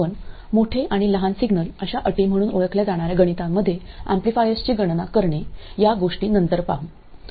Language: Marathi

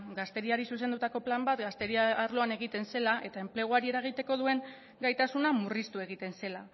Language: Basque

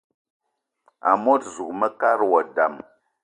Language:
Eton (Cameroon)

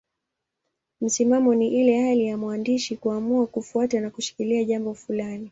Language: Swahili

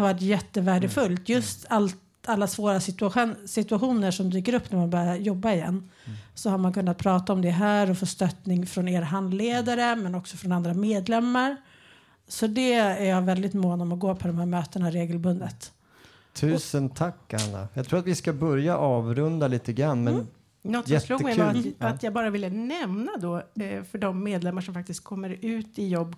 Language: Swedish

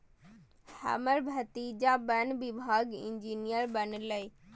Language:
Maithili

